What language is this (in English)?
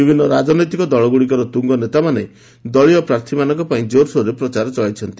Odia